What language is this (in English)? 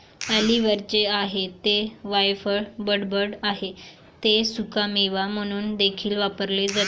Marathi